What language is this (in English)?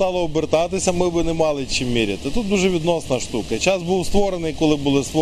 Ukrainian